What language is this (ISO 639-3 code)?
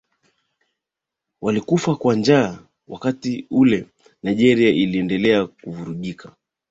swa